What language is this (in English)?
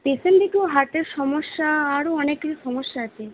Bangla